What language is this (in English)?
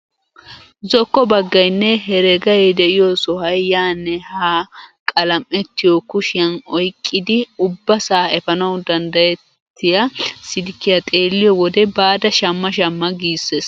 Wolaytta